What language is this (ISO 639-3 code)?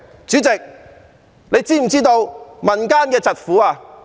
yue